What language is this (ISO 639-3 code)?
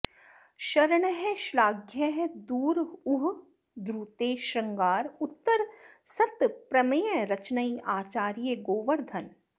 san